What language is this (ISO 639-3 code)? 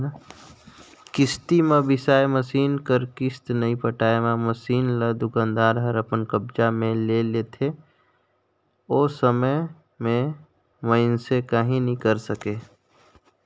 hne